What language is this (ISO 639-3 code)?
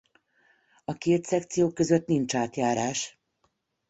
hun